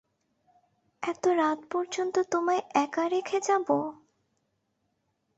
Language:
Bangla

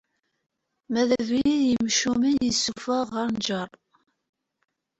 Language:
Kabyle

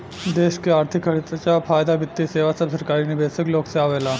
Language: Bhojpuri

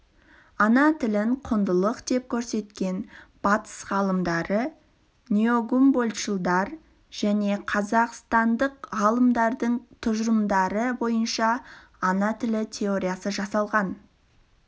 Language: Kazakh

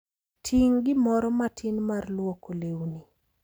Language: Luo (Kenya and Tanzania)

